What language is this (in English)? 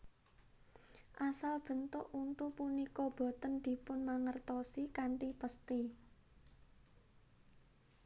Javanese